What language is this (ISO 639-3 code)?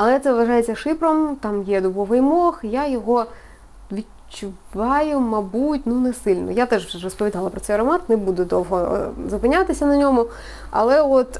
ukr